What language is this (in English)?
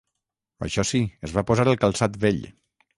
Catalan